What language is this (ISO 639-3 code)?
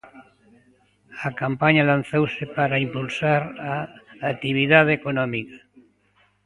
glg